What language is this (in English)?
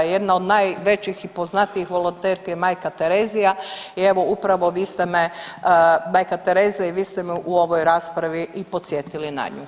Croatian